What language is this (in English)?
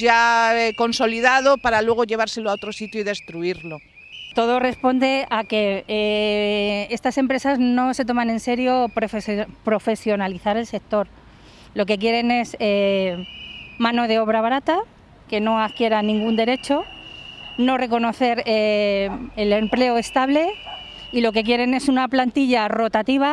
Spanish